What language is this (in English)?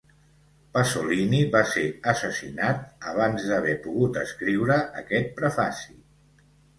Catalan